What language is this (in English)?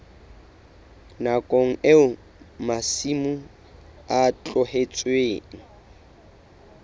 Southern Sotho